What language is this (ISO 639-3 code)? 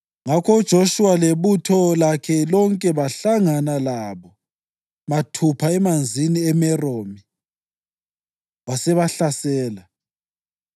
nde